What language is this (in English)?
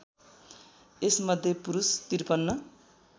Nepali